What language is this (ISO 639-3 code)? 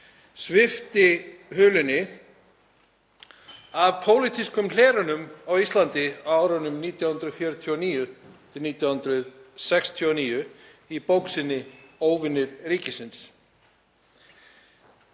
isl